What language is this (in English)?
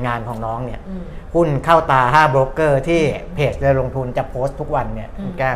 Thai